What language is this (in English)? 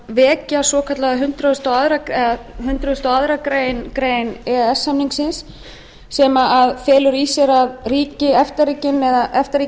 Icelandic